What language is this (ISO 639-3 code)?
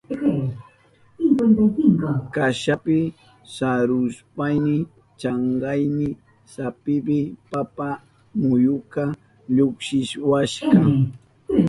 qup